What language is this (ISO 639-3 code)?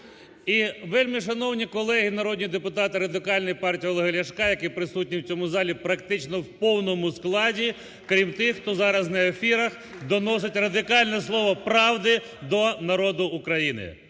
ukr